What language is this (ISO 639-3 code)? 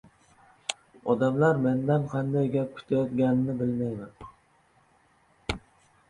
uzb